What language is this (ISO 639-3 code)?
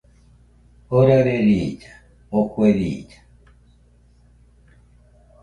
hux